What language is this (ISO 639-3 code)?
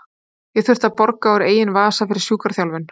isl